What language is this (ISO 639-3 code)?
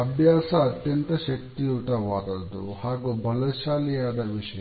kan